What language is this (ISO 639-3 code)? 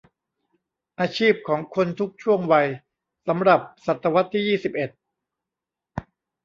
tha